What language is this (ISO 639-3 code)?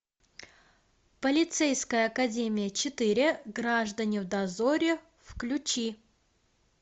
rus